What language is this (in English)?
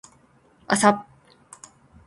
Japanese